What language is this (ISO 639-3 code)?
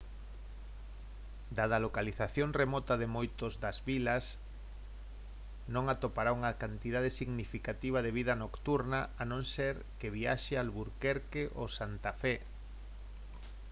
glg